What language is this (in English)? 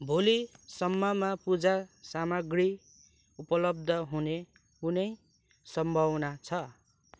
Nepali